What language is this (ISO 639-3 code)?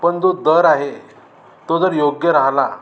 mar